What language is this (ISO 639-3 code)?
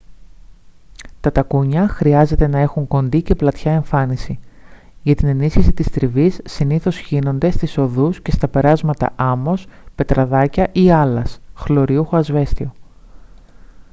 ell